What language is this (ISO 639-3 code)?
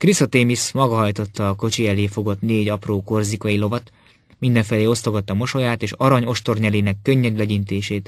hun